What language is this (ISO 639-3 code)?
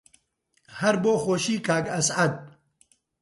ckb